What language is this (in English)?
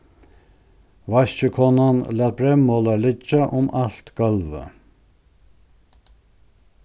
Faroese